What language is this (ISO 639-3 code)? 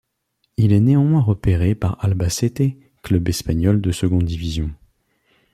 fra